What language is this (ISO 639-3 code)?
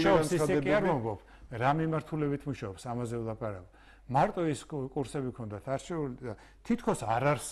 tur